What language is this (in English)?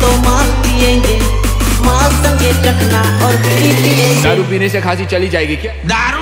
Romanian